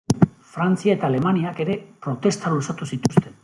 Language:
Basque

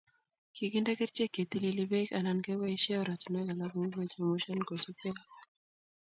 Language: Kalenjin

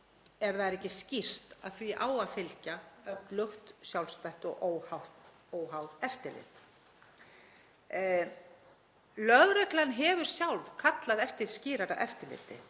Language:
Icelandic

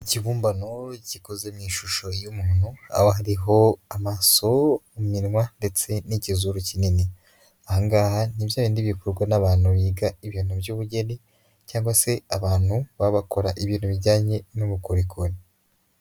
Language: Kinyarwanda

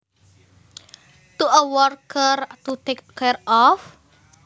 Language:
Javanese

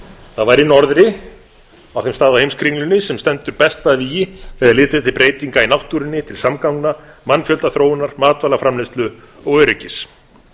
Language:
Icelandic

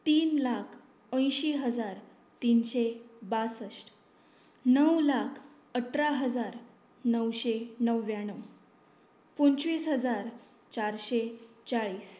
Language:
Konkani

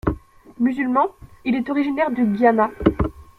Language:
French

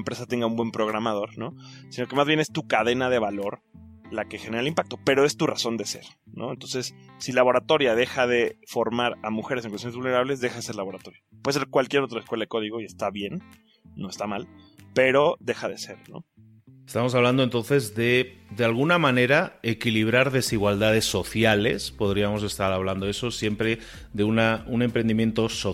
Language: Spanish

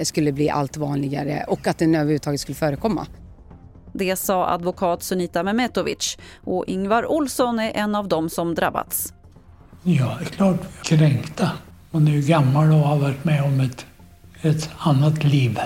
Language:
Swedish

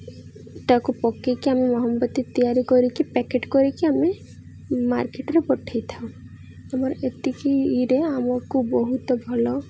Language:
Odia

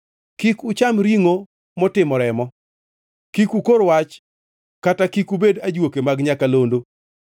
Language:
Luo (Kenya and Tanzania)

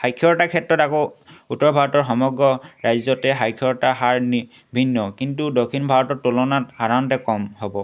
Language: Assamese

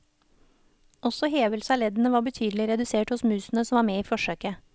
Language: Norwegian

